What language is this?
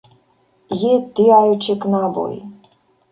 Esperanto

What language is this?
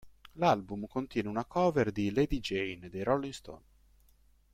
Italian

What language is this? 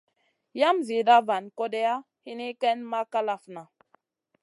Masana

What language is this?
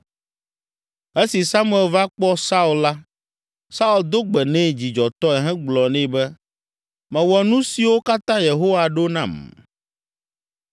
Ewe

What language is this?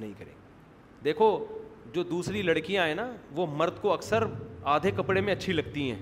Urdu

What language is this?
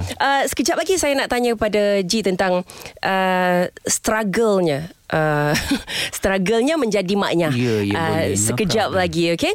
Malay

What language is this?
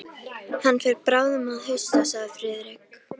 Icelandic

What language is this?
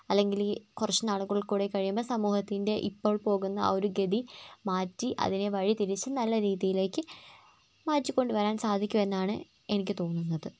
Malayalam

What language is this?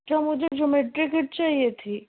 Urdu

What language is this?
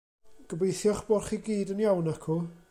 Welsh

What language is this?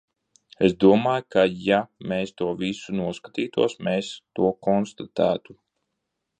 Latvian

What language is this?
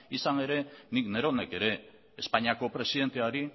Basque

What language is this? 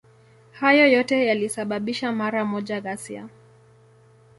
Swahili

